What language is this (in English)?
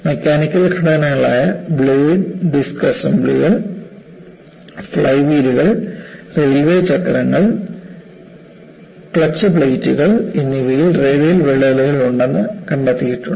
Malayalam